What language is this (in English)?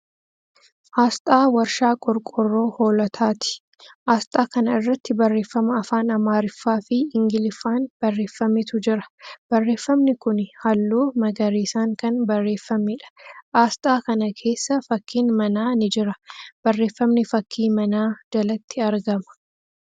Oromo